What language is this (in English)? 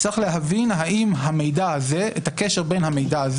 Hebrew